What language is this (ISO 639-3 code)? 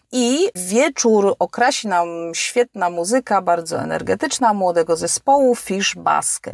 pol